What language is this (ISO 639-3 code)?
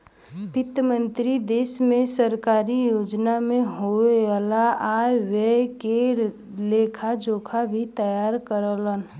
bho